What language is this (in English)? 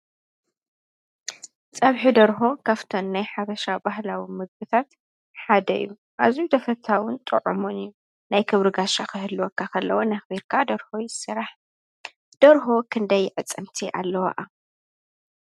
Tigrinya